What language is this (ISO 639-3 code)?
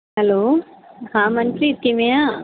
pan